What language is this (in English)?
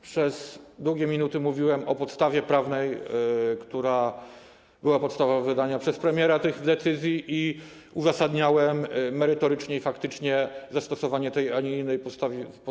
Polish